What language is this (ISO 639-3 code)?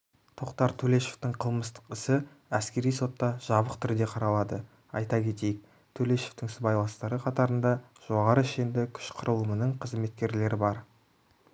kaz